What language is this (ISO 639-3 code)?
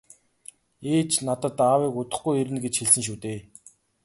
mon